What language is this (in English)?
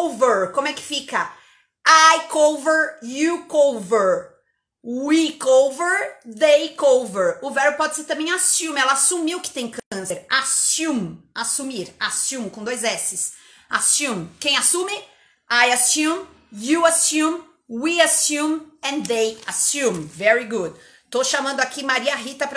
Portuguese